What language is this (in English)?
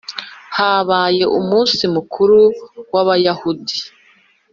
Kinyarwanda